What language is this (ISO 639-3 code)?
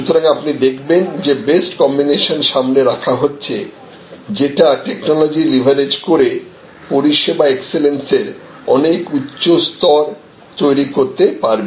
ben